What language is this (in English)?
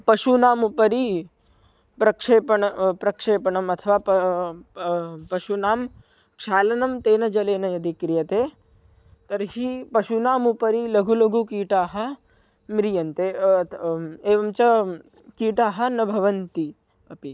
Sanskrit